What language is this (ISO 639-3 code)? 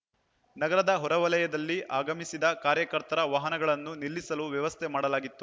kan